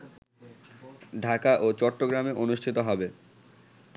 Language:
Bangla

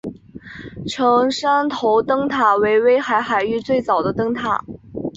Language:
Chinese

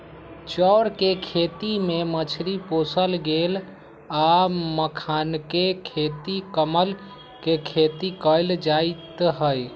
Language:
Magahi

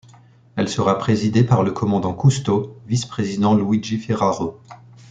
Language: French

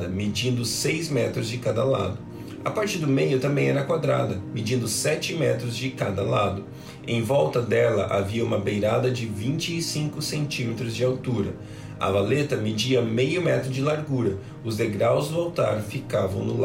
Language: Portuguese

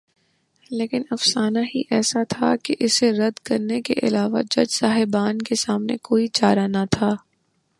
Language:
Urdu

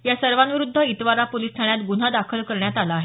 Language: Marathi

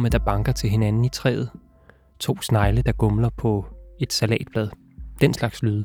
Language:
Danish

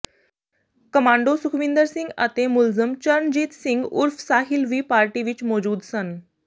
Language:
Punjabi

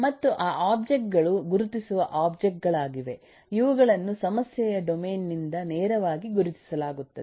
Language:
Kannada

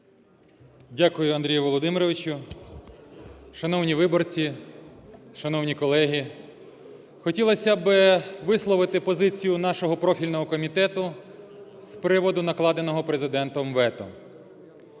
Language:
Ukrainian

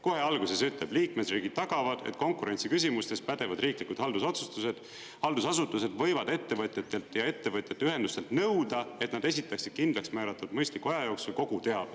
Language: Estonian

